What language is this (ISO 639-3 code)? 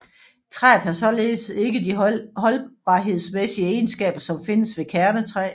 dan